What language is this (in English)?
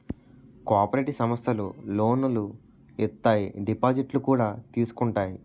Telugu